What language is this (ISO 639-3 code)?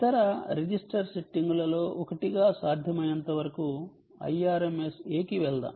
tel